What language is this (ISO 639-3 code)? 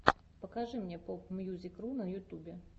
rus